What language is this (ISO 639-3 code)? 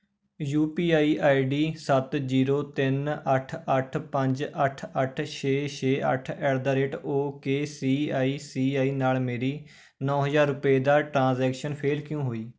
pan